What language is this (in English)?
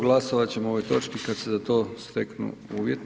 Croatian